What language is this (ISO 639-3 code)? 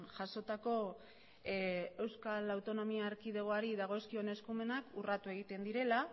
eus